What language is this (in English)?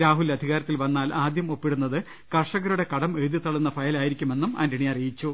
Malayalam